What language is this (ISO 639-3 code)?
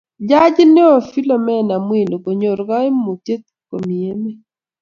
kln